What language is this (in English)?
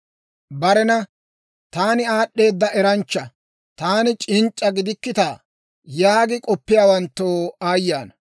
Dawro